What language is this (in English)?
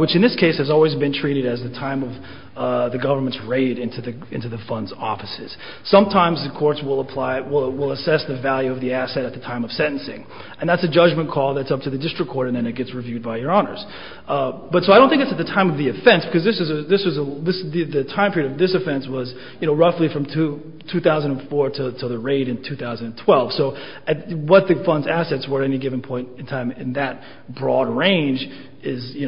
English